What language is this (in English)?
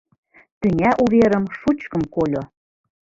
Mari